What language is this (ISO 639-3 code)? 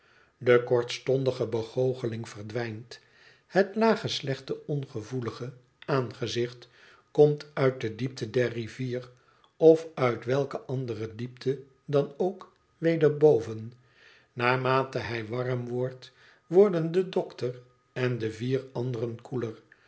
nld